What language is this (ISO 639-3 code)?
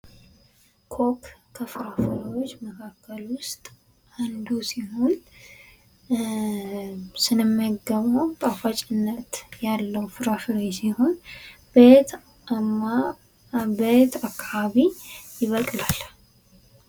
amh